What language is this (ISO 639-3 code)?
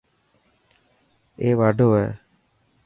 mki